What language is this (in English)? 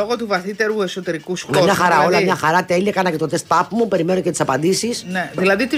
Greek